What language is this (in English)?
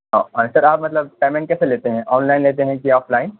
Urdu